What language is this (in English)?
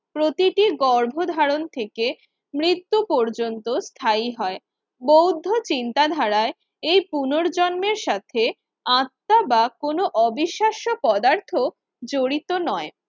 Bangla